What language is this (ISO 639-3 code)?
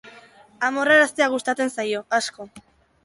eus